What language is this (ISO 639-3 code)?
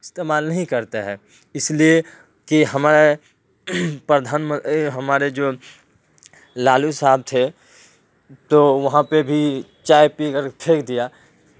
urd